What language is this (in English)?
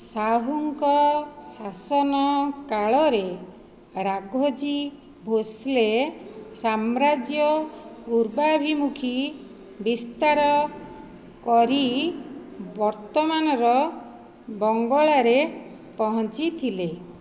Odia